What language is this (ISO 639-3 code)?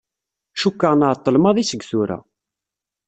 kab